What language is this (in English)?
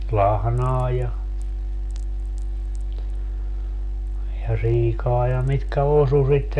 Finnish